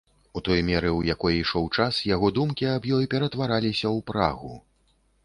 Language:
Belarusian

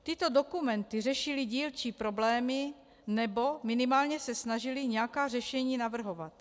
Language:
Czech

